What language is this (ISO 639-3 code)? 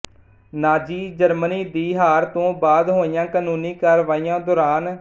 pan